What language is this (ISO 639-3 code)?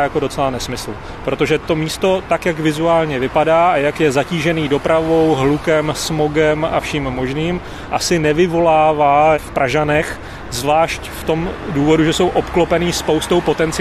ces